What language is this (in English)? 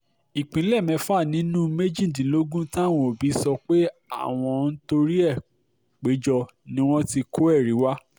Yoruba